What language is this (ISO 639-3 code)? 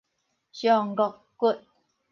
nan